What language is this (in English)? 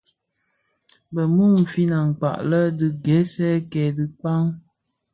Bafia